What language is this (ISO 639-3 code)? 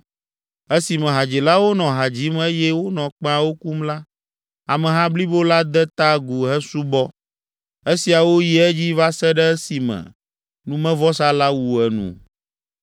ewe